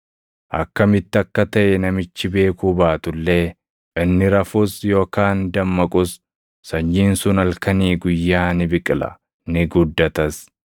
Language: Oromo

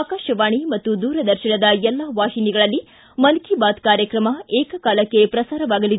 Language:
Kannada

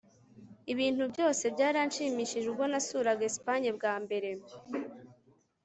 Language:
Kinyarwanda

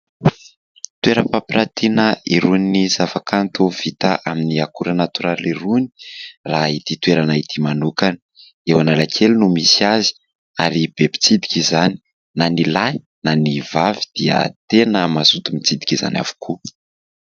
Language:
Malagasy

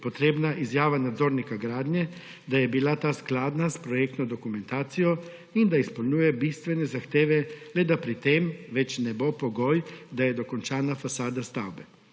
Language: Slovenian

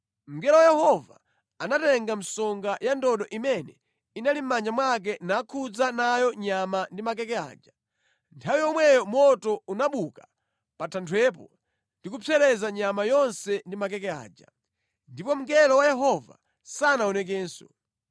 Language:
Nyanja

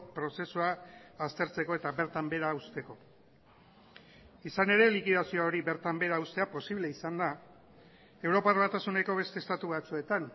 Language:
Basque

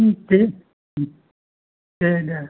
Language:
Bodo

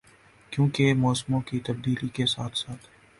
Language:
Urdu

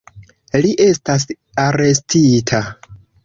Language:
Esperanto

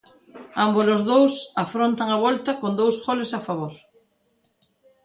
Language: Galician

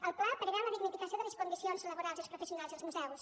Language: Catalan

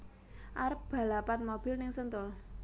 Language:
Javanese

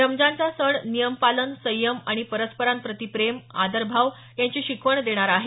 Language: Marathi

